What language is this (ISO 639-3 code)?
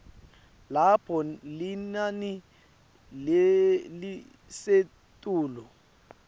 ssw